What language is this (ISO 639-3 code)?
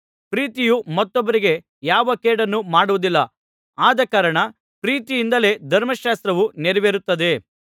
kan